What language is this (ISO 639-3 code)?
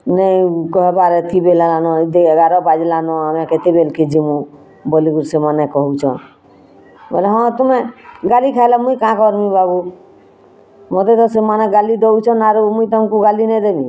ori